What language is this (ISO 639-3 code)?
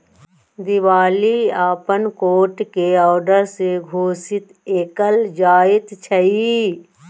mai